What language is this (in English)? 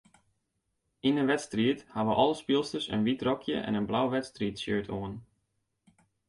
Western Frisian